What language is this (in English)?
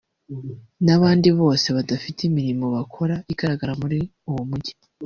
Kinyarwanda